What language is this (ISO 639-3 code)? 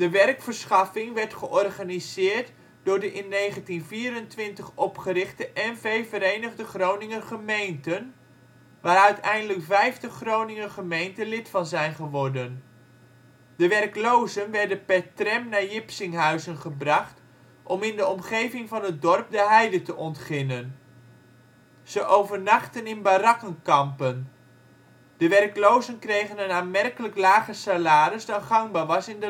nld